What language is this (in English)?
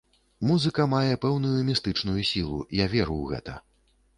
Belarusian